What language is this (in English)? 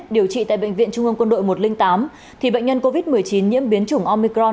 Vietnamese